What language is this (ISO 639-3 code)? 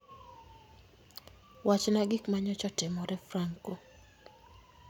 luo